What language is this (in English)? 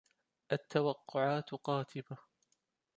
Arabic